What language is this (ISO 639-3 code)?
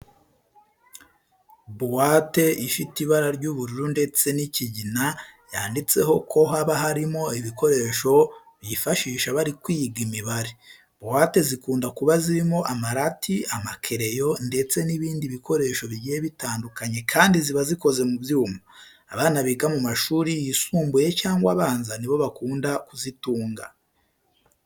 kin